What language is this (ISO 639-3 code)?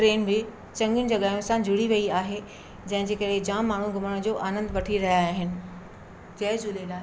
snd